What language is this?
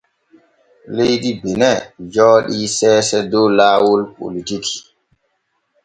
Borgu Fulfulde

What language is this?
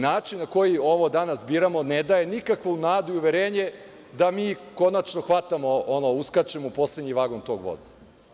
Serbian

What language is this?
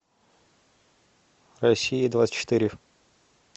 Russian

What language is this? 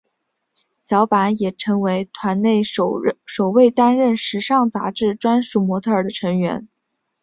Chinese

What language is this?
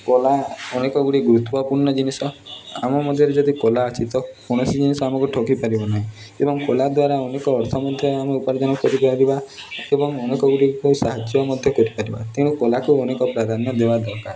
Odia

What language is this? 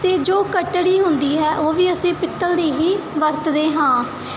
Punjabi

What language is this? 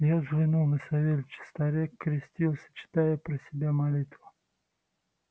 Russian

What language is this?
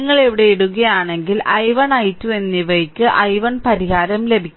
Malayalam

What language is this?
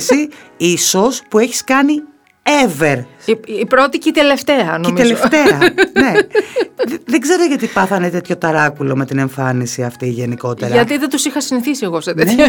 Greek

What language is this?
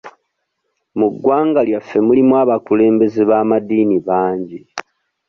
Ganda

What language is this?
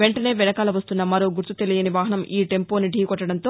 Telugu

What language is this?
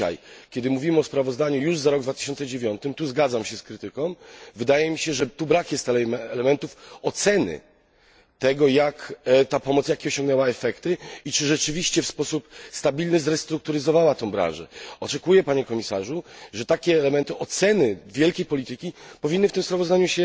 Polish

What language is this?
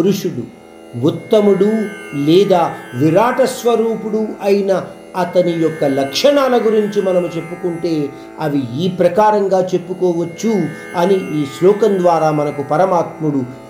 Hindi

